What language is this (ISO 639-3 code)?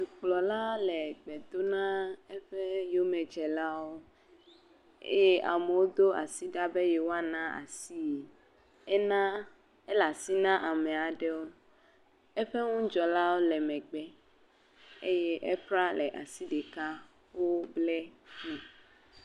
ewe